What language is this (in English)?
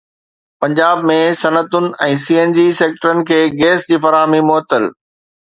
Sindhi